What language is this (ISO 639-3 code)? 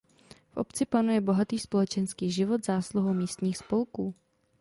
ces